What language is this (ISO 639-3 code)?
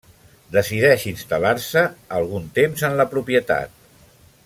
cat